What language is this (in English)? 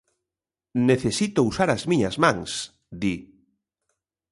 Galician